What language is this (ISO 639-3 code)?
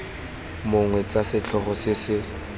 tsn